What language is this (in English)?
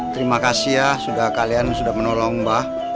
Indonesian